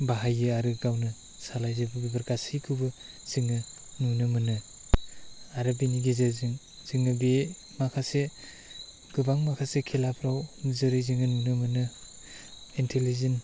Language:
Bodo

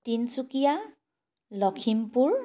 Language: Assamese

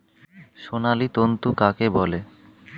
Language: Bangla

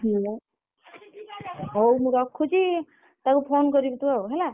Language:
Odia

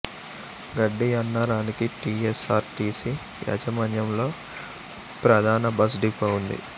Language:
Telugu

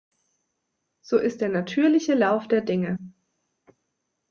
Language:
German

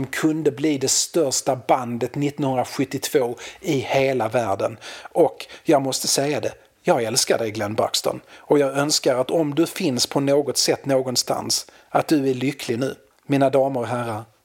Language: Swedish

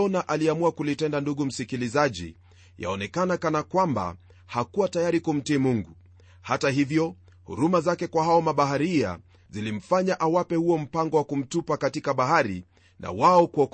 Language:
Swahili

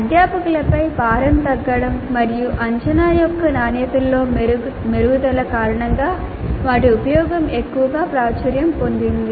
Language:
Telugu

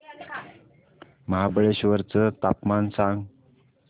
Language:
Marathi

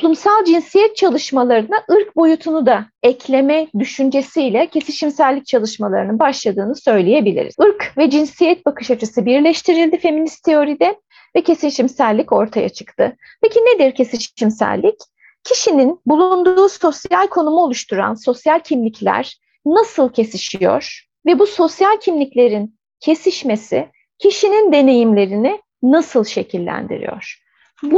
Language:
Turkish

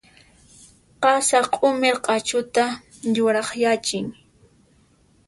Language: Puno Quechua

